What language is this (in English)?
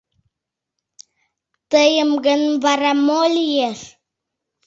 Mari